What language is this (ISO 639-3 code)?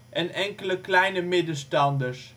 nld